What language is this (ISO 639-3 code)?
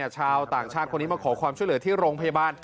tha